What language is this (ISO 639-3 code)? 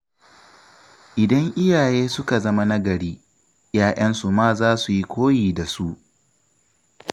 hau